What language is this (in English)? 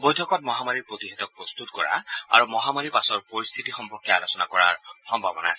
Assamese